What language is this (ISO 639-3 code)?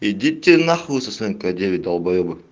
rus